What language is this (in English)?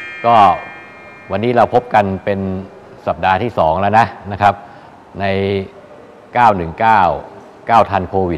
Thai